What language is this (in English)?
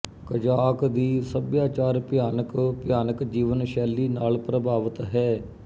Punjabi